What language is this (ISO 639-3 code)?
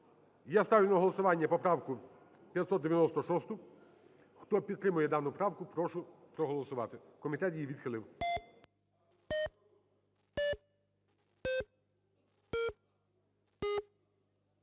ukr